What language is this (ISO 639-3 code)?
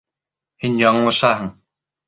bak